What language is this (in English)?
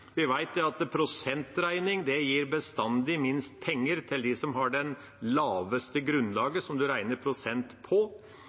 Norwegian Bokmål